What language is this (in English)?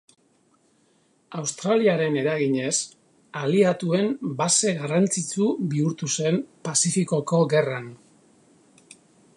Basque